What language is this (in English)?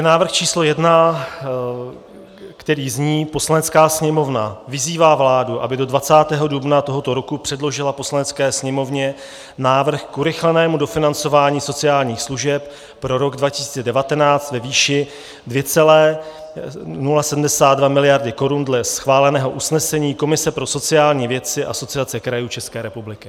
Czech